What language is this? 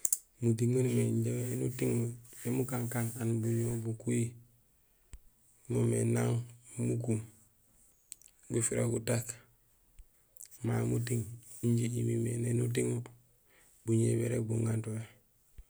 Gusilay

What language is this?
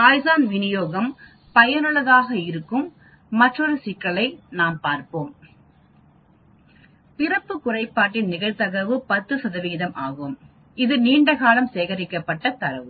Tamil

